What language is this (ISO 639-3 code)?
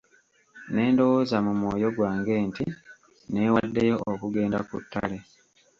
lug